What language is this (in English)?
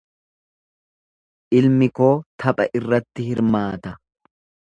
Oromo